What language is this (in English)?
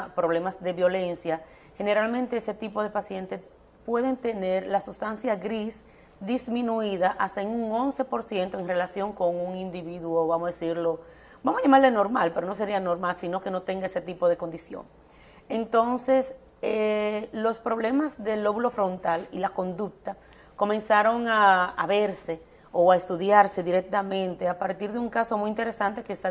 Spanish